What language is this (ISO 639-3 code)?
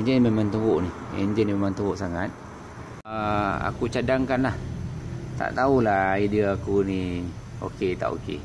msa